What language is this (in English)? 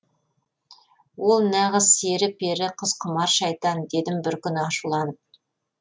Kazakh